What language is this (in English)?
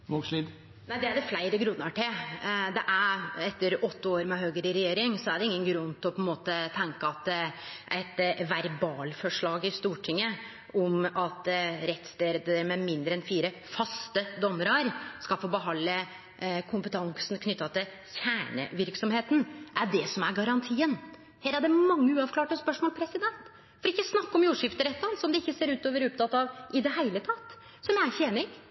Norwegian